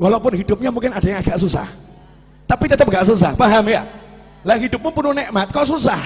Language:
Indonesian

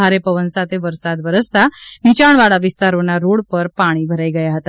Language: Gujarati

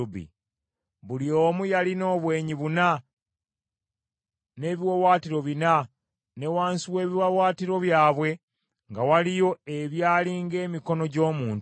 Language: Ganda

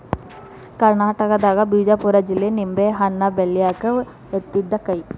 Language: Kannada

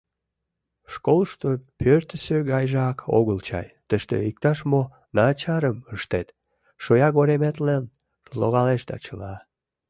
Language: Mari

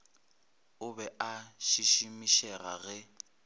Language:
Northern Sotho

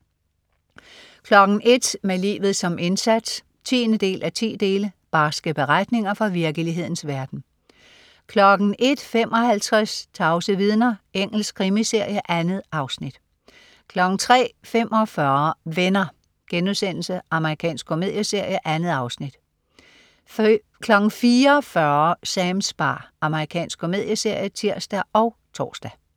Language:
Danish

